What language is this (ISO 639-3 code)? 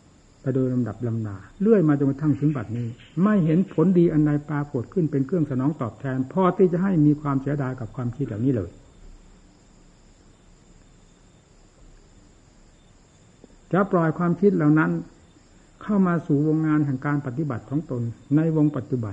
tha